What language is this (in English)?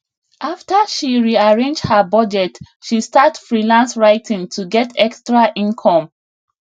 Nigerian Pidgin